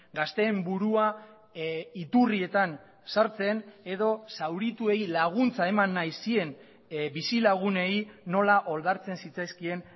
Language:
Basque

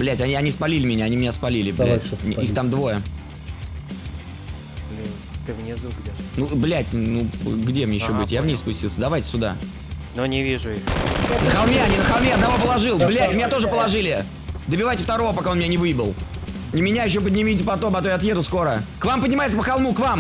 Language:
Russian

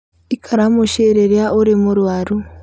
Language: Kikuyu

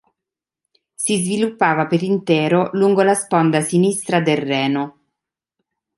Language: Italian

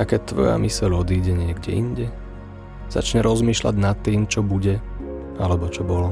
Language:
Slovak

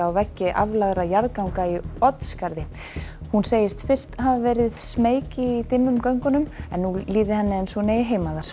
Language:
Icelandic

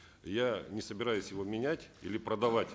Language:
Kazakh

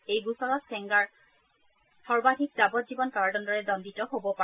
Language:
Assamese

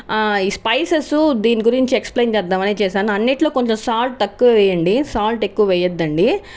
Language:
Telugu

